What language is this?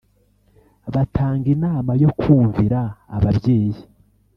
Kinyarwanda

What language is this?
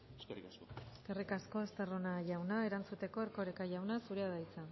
Basque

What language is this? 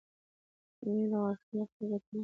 Pashto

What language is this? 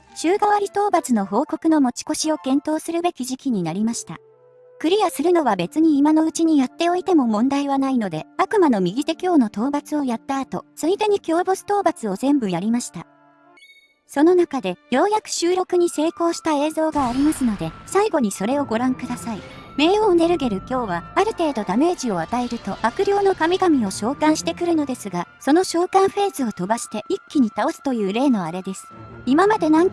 Japanese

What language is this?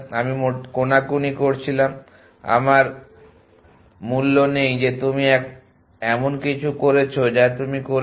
Bangla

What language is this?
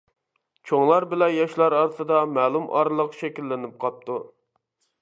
Uyghur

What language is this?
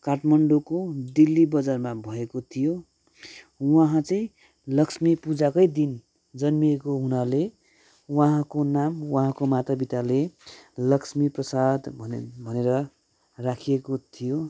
Nepali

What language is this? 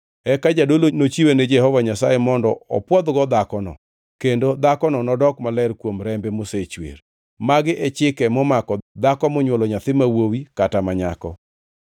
Luo (Kenya and Tanzania)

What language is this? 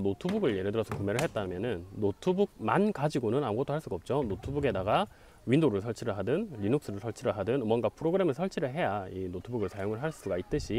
Korean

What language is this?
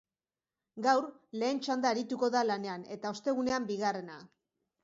Basque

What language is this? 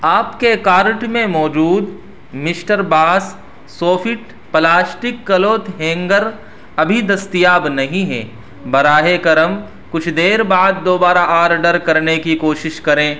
Urdu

